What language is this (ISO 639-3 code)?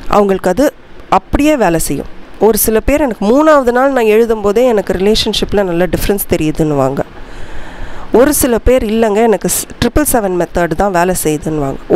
ron